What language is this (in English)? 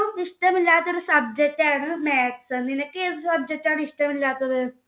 Malayalam